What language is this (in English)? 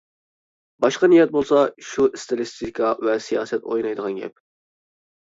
Uyghur